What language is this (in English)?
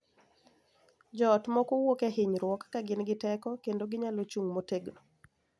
Luo (Kenya and Tanzania)